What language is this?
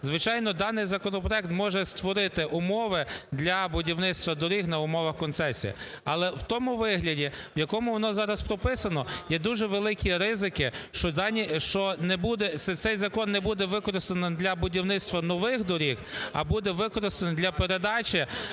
Ukrainian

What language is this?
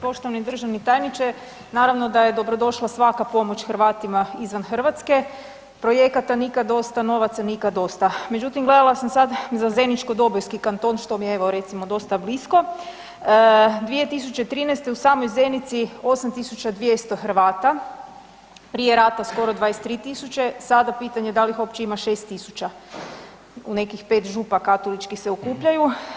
Croatian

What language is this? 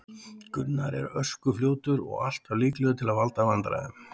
Icelandic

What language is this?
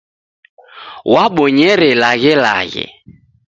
Taita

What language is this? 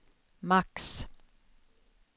Swedish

